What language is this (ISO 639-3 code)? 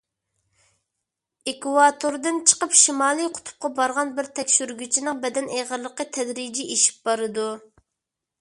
uig